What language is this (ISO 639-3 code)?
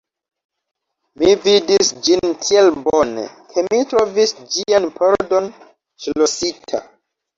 epo